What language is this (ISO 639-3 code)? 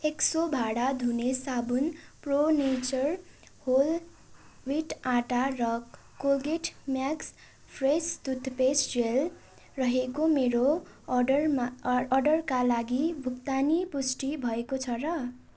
nep